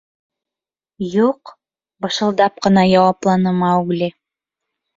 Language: Bashkir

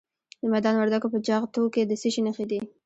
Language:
Pashto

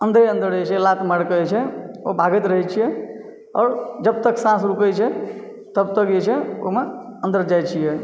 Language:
Maithili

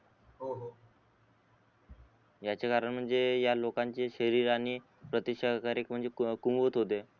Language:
Marathi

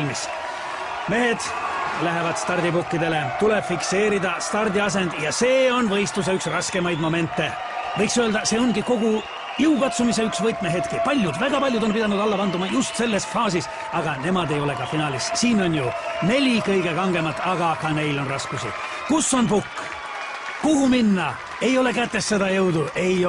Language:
Indonesian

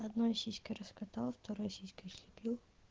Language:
Russian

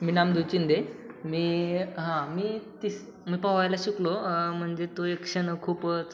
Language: Marathi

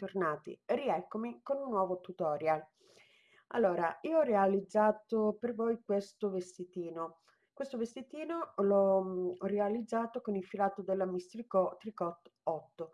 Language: Italian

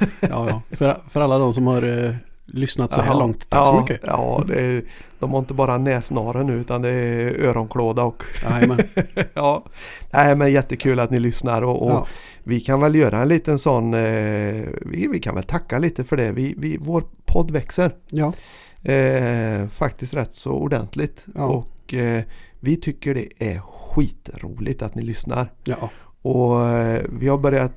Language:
Swedish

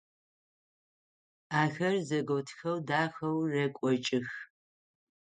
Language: Adyghe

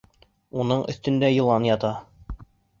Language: Bashkir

